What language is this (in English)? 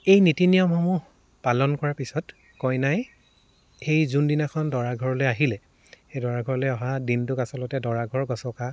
Assamese